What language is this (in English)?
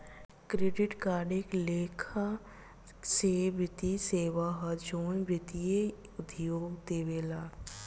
Bhojpuri